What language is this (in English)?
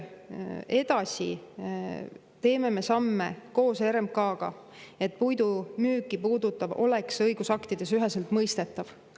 Estonian